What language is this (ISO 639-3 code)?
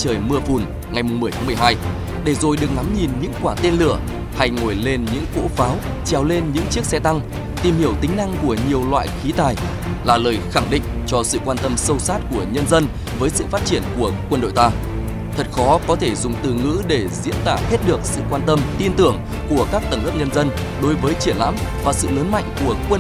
vie